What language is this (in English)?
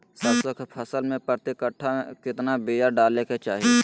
Magahi